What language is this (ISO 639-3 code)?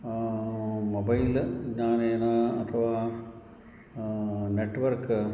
san